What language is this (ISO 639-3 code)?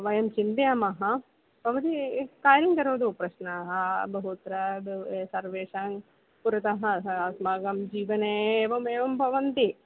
san